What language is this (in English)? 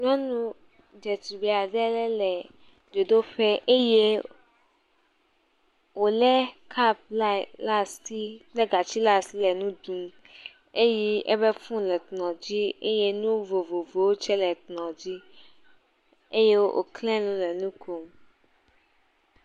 Ewe